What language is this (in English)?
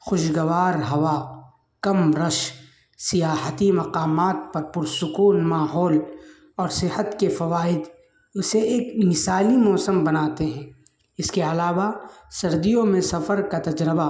Urdu